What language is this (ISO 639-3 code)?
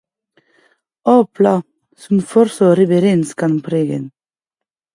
oci